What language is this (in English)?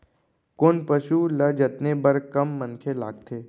Chhattisgarhi